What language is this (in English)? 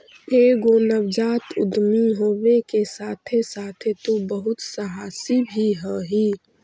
Magahi